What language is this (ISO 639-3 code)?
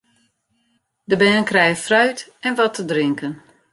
fry